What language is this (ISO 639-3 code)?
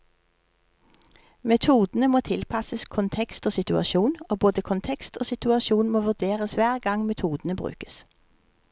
nor